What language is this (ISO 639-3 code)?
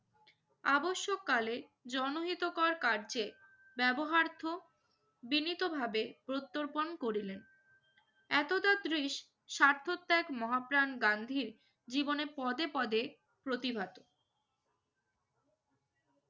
ben